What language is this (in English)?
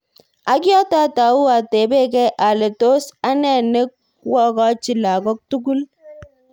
Kalenjin